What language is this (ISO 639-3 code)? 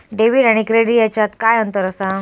mar